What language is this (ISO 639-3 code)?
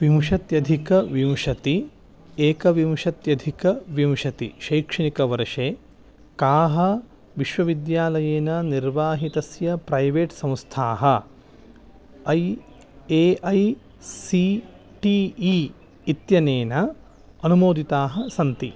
san